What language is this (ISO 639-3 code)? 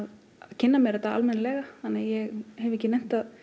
isl